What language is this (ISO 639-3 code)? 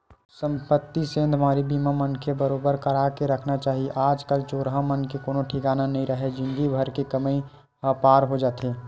hne